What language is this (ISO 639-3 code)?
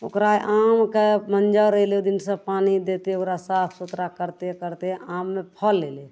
mai